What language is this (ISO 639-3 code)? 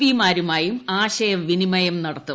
mal